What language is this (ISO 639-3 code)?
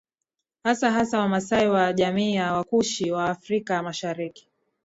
swa